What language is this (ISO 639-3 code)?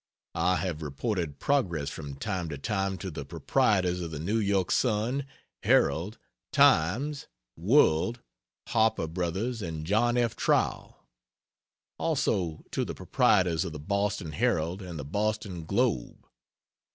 eng